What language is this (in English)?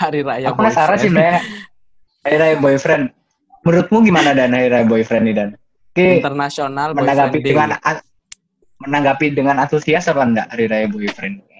Indonesian